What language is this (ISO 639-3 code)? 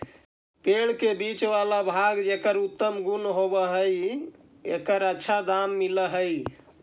mag